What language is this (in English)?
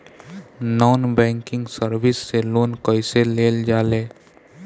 Bhojpuri